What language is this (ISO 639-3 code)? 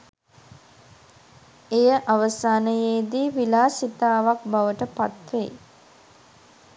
sin